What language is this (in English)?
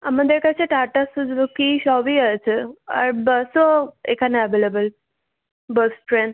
Bangla